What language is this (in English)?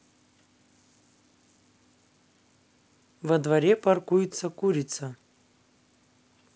Russian